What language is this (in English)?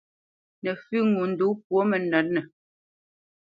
Bamenyam